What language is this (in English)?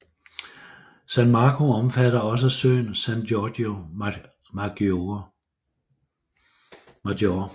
Danish